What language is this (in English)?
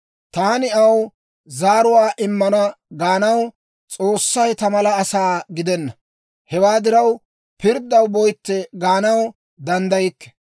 Dawro